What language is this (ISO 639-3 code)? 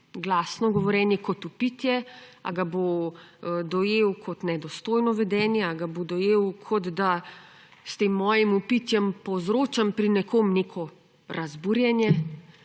slv